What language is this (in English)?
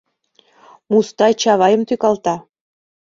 Mari